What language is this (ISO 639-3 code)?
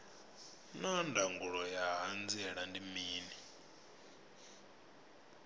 ven